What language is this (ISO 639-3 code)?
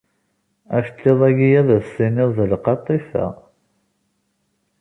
kab